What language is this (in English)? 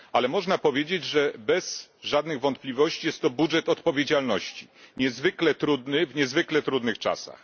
Polish